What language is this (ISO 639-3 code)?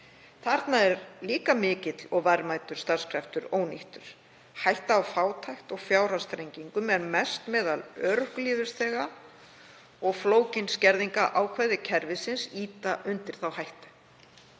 isl